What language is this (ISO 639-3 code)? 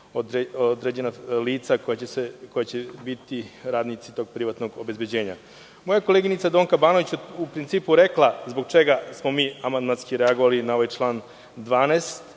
srp